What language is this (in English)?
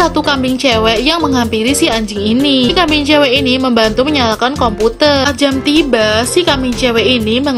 Indonesian